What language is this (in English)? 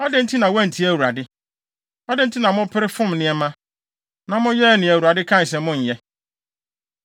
Akan